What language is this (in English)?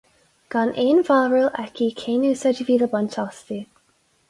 Irish